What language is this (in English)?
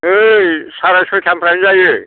Bodo